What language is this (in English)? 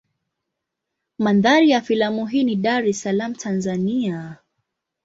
Swahili